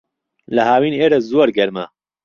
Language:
Central Kurdish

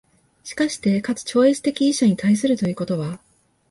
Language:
Japanese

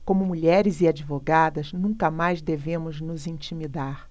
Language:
Portuguese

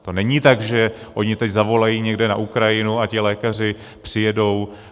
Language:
Czech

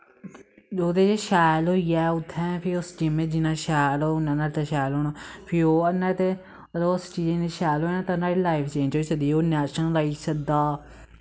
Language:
Dogri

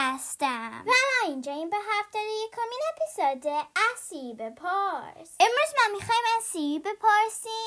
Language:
Persian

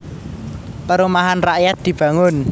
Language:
Javanese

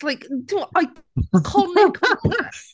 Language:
Welsh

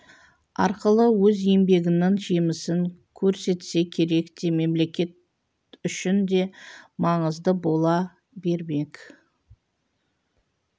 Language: Kazakh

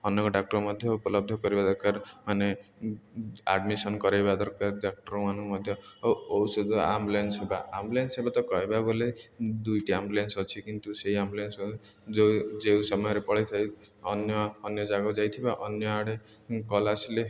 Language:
Odia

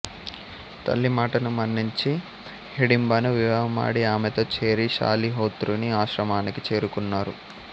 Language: Telugu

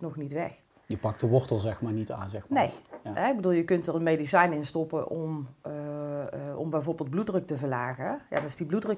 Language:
Dutch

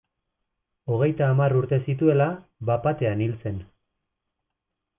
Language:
Basque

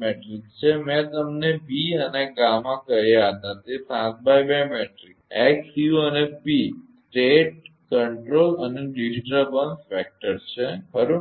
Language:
Gujarati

